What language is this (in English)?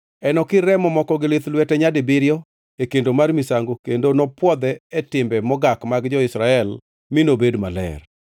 Luo (Kenya and Tanzania)